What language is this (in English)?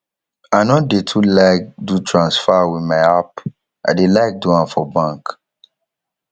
Nigerian Pidgin